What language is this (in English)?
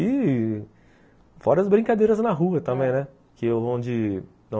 Portuguese